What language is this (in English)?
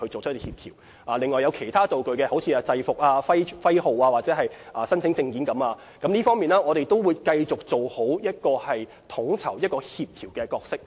Cantonese